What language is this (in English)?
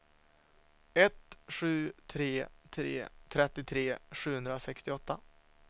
Swedish